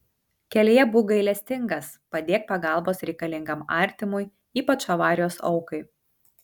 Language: Lithuanian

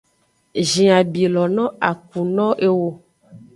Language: Aja (Benin)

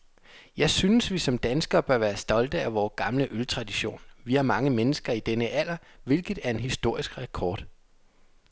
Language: Danish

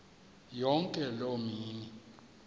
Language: Xhosa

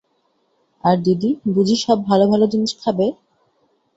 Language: Bangla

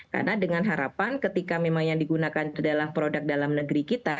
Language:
Indonesian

